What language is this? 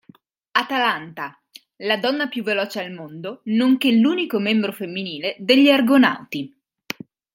Italian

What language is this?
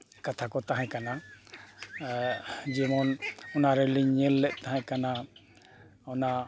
Santali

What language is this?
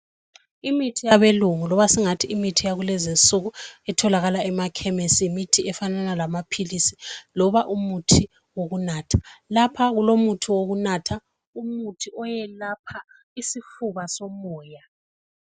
North Ndebele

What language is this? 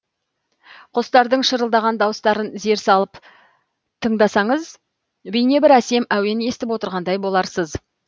Kazakh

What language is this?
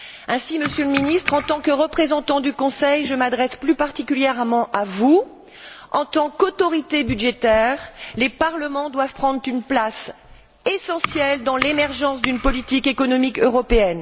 French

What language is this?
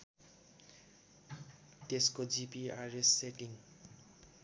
Nepali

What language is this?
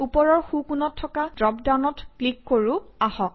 Assamese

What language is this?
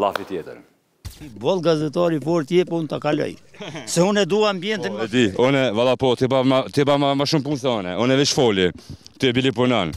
Romanian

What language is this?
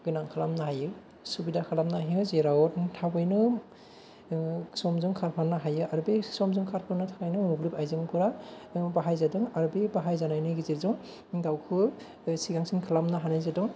Bodo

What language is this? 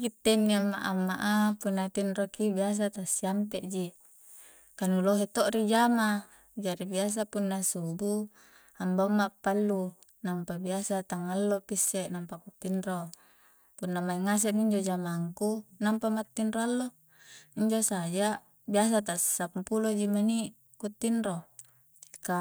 Coastal Konjo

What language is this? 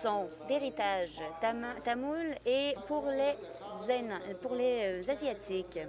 French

